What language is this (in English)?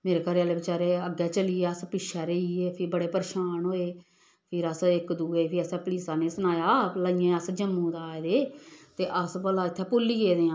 Dogri